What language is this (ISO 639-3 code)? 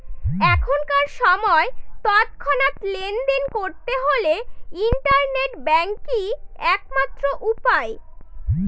ben